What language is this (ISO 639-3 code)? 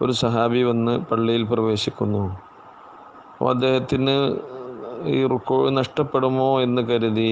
nld